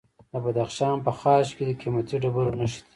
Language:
Pashto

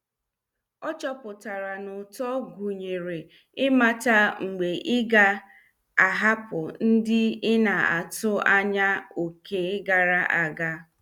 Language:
Igbo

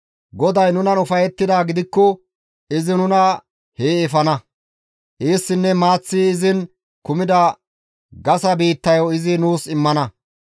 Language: Gamo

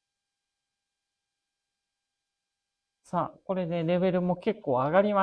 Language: Japanese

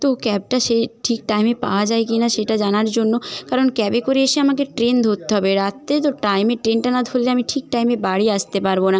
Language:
Bangla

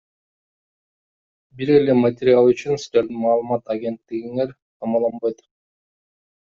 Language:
Kyrgyz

